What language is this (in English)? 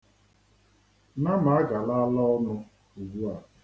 Igbo